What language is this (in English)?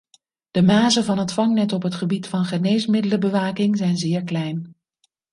Dutch